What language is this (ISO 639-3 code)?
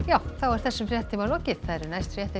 isl